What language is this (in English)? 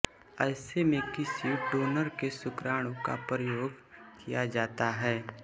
Hindi